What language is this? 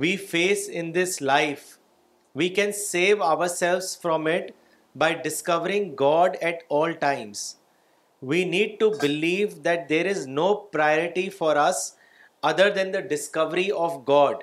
Urdu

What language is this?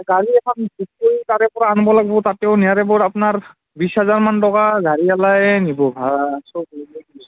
Assamese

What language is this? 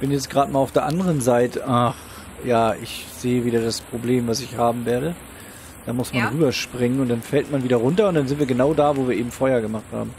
German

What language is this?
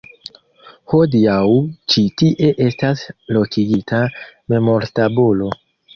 Esperanto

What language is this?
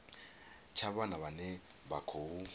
Venda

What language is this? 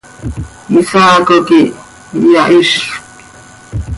Seri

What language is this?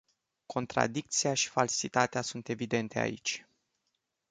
Romanian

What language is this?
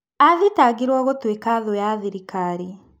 Kikuyu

